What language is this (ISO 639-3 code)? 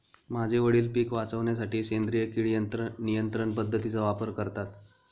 mar